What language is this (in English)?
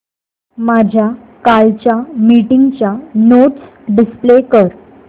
Marathi